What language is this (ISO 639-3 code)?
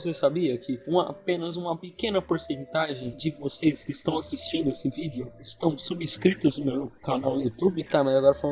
por